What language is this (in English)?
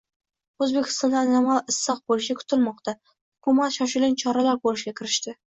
Uzbek